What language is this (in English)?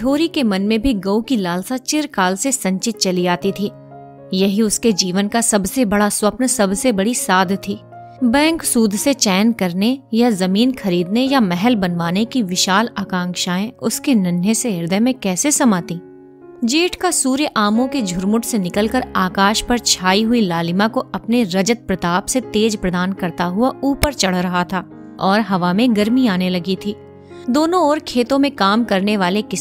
Hindi